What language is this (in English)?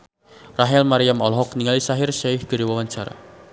Sundanese